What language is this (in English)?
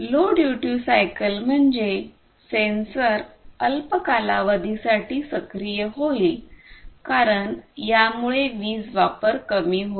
Marathi